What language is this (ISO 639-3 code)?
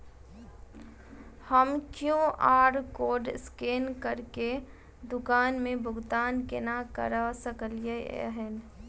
mai